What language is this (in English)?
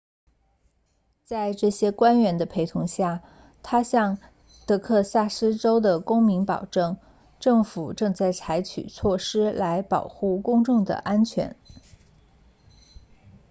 Chinese